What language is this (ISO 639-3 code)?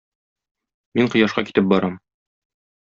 tat